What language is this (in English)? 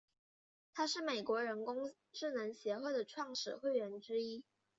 Chinese